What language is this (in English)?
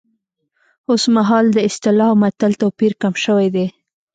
Pashto